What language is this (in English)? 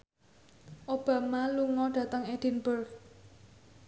Javanese